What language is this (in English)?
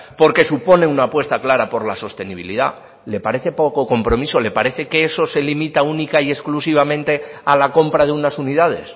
Spanish